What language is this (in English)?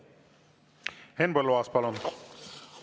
Estonian